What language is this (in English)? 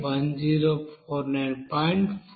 Telugu